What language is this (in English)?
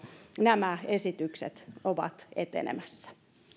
Finnish